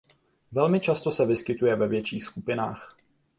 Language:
Czech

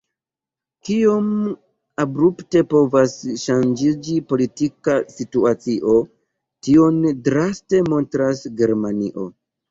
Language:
Esperanto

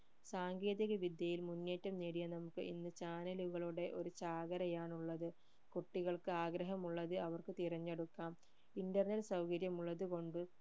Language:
Malayalam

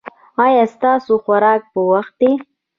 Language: Pashto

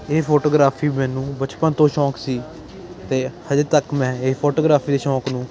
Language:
Punjabi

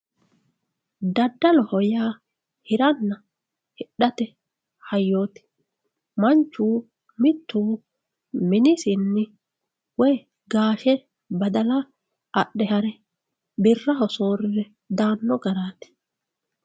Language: Sidamo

